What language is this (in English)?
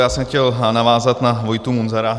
Czech